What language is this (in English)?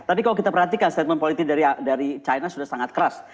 Indonesian